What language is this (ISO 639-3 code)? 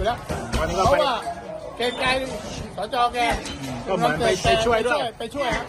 tha